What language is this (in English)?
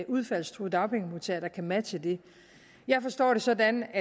Danish